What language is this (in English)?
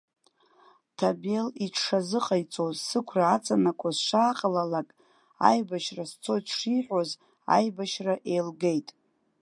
Abkhazian